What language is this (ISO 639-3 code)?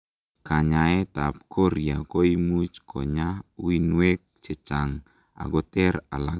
kln